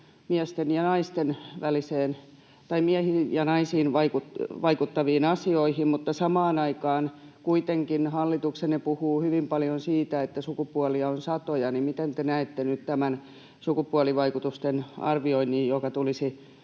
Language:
Finnish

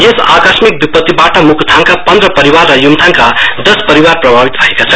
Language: Nepali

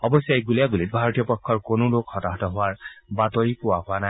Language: Assamese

